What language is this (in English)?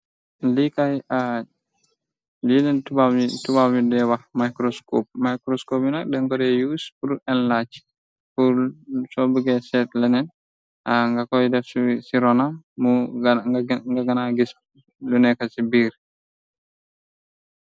Wolof